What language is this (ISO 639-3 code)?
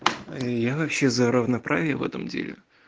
rus